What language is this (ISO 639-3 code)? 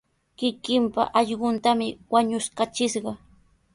qws